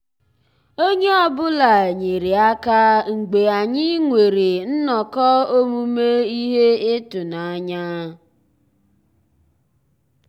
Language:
Igbo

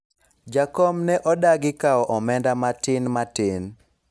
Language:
Luo (Kenya and Tanzania)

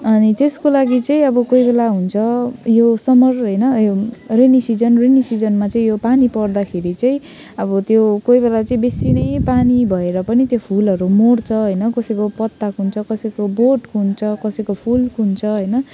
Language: Nepali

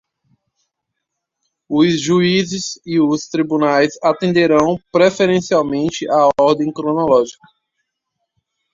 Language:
Portuguese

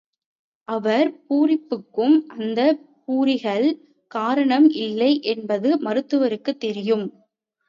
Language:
Tamil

